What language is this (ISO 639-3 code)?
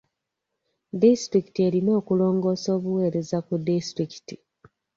lug